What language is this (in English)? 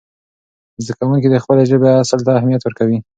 Pashto